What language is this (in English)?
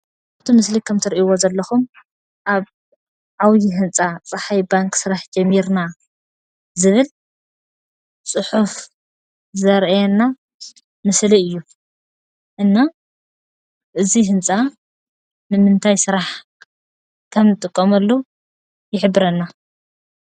Tigrinya